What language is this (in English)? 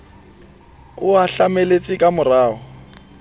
Southern Sotho